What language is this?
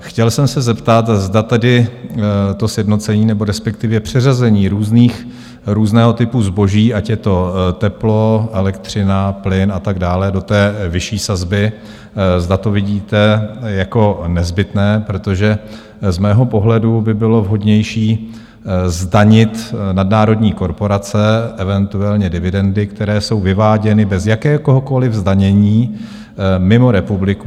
Czech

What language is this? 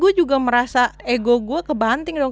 Indonesian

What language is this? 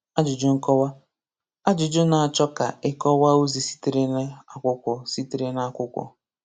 Igbo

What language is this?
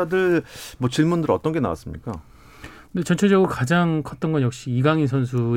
Korean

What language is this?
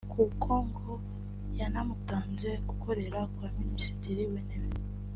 Kinyarwanda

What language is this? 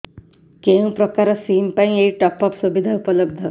Odia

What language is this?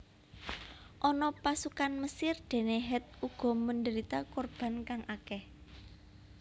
Javanese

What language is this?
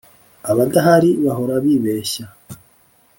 Kinyarwanda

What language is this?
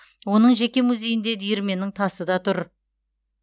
Kazakh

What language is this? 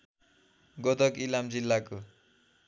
Nepali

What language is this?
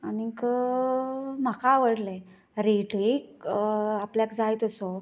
Konkani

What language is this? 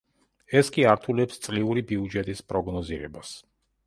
Georgian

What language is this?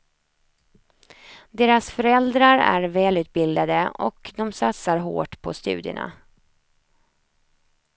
Swedish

